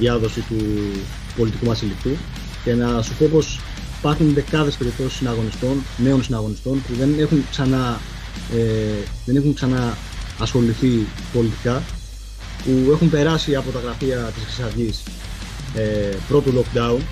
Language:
Greek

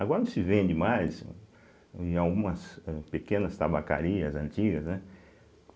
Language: Portuguese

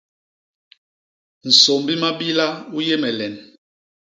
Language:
Basaa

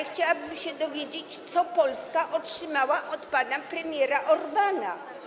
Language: Polish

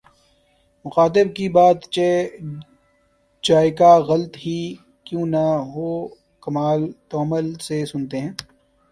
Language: Urdu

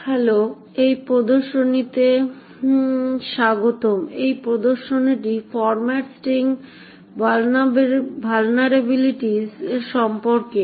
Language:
Bangla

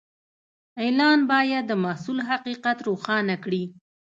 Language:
Pashto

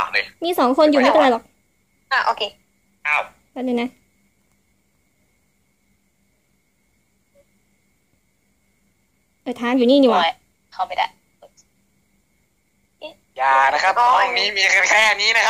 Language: Thai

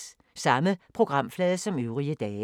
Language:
Danish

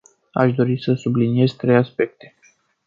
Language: Romanian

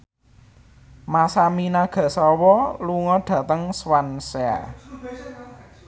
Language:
Javanese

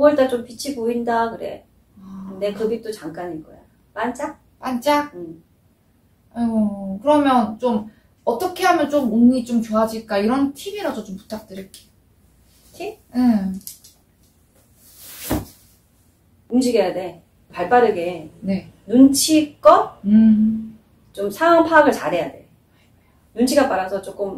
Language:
Korean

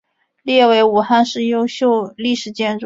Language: Chinese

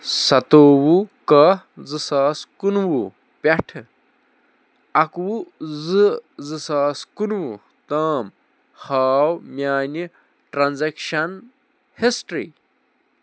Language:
Kashmiri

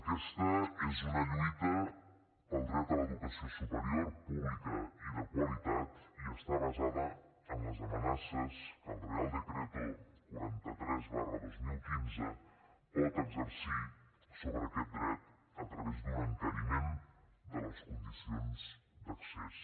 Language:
Catalan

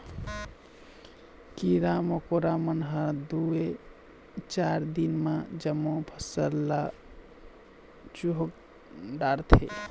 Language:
Chhattisgarhi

